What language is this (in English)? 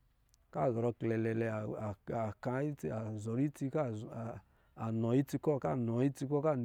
Lijili